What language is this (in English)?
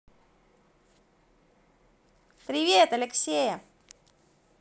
Russian